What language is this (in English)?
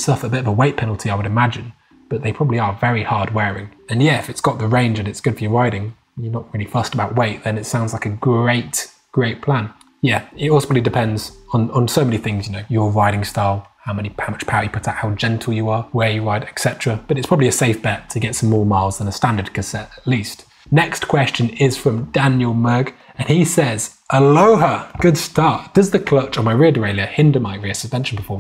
English